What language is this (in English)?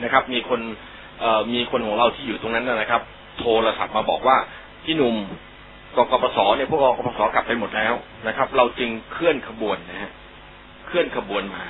Thai